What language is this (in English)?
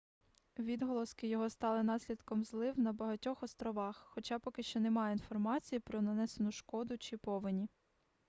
Ukrainian